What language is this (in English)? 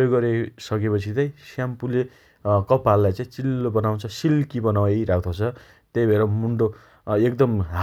Dotyali